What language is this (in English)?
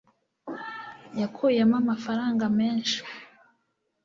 Kinyarwanda